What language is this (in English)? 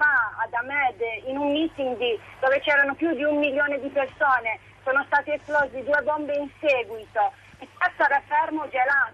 Italian